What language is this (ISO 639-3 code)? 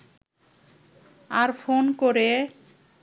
ben